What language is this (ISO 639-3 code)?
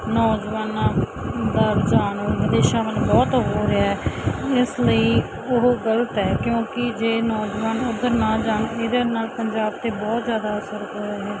pan